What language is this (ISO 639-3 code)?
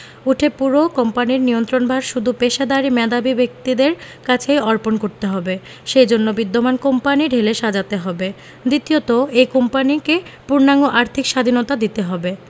ben